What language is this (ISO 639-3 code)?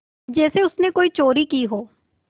hin